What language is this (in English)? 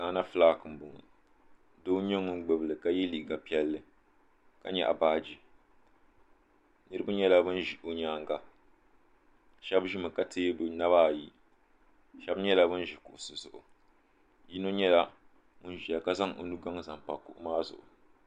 Dagbani